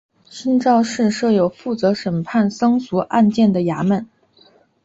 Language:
Chinese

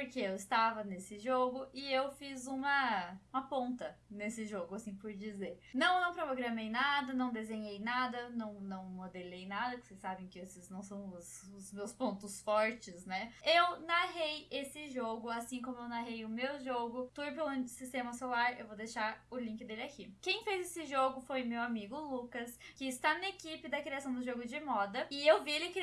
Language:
Portuguese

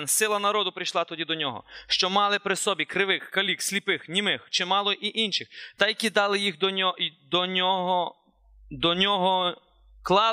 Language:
Ukrainian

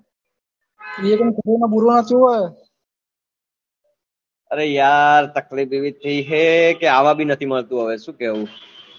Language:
Gujarati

